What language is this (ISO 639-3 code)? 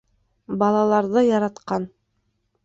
bak